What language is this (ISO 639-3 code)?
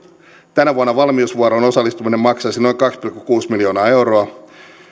fin